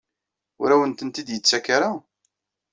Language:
Kabyle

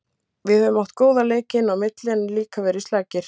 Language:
Icelandic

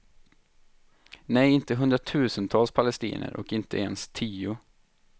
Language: Swedish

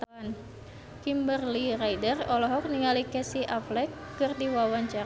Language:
Sundanese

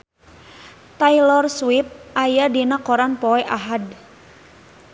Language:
Sundanese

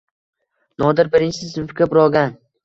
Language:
Uzbek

